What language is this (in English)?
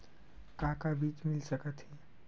Chhattisgarhi